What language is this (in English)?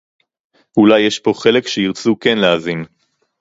Hebrew